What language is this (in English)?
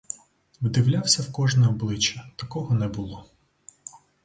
Ukrainian